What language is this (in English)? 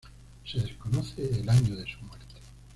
Spanish